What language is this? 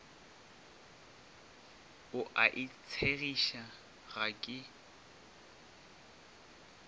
Northern Sotho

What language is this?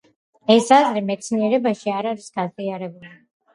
Georgian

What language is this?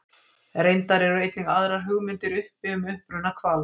Icelandic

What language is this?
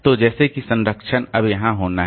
Hindi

